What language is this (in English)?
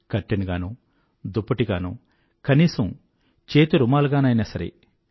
Telugu